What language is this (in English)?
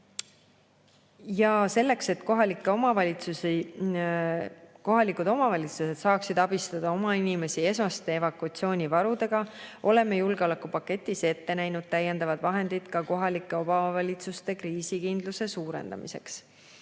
Estonian